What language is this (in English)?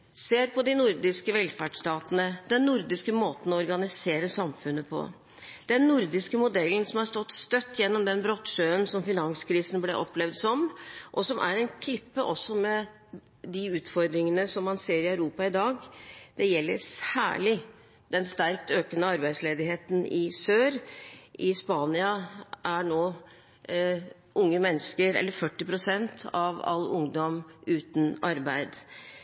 Norwegian Bokmål